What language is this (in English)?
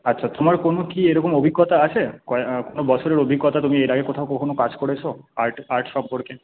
Bangla